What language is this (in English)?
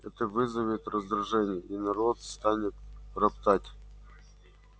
Russian